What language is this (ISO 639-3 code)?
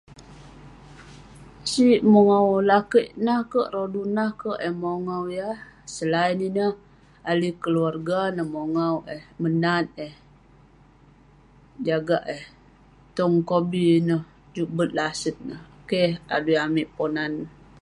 pne